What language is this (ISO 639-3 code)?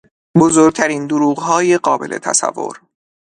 fas